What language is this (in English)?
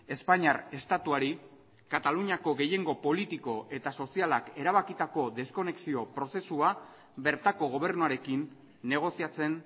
Basque